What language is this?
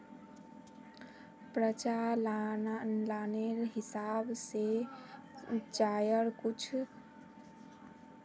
Magahi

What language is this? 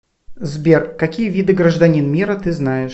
Russian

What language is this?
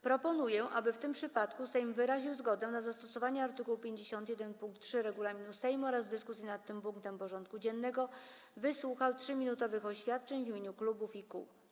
Polish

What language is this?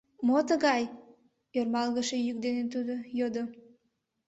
Mari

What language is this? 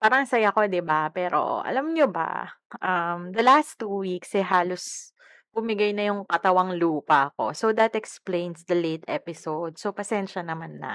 Filipino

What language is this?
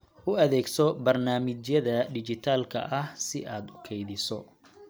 Somali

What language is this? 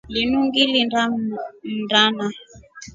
Rombo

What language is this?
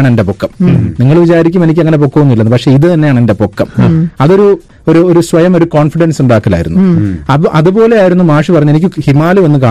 Malayalam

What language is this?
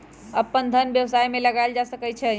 Magahi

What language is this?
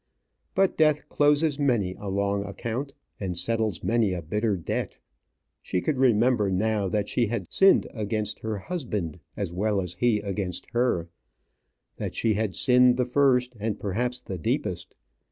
English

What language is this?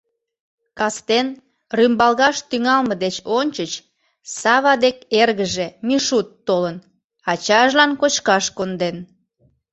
Mari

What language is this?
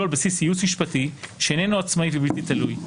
Hebrew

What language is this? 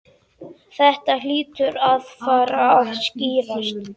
Icelandic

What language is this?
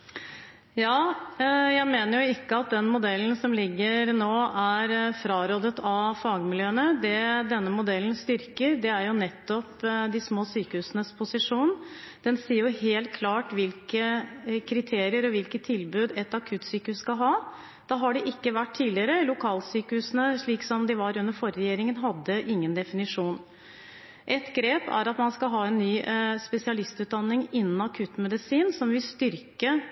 Norwegian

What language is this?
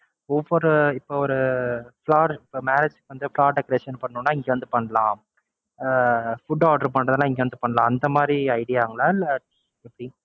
Tamil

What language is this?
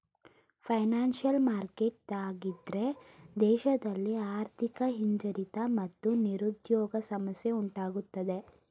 Kannada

